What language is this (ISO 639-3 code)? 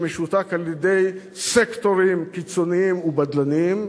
heb